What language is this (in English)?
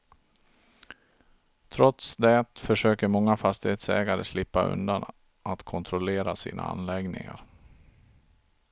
Swedish